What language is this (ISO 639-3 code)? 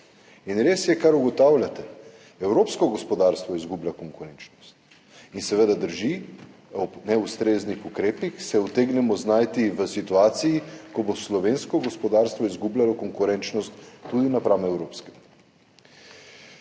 slv